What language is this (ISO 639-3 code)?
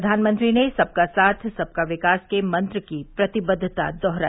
hin